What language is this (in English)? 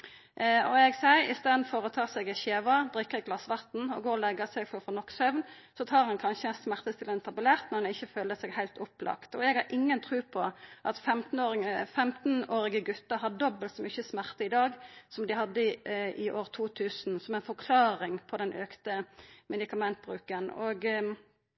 Norwegian Nynorsk